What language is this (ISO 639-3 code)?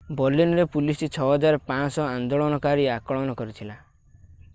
ori